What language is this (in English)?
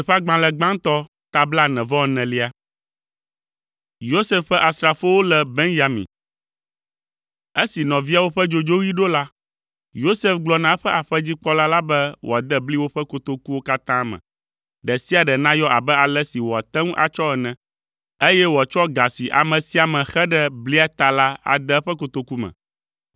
Ewe